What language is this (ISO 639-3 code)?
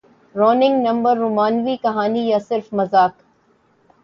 urd